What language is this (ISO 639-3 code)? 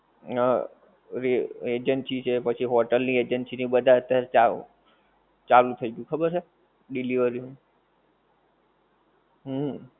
guj